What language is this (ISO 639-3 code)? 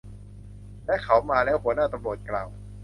tha